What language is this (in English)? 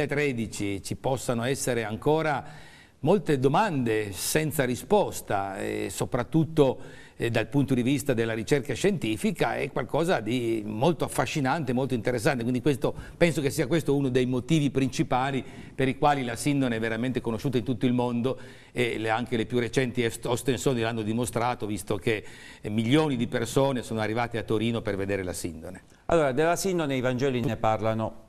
Italian